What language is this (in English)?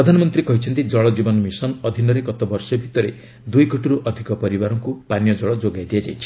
Odia